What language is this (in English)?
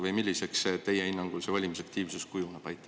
Estonian